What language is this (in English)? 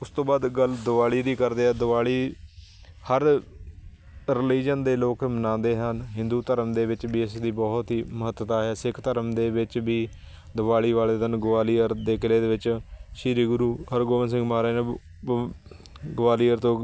Punjabi